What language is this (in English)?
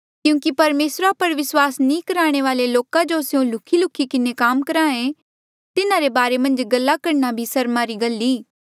Mandeali